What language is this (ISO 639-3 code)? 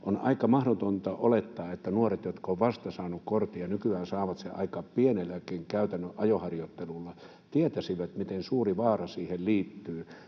fin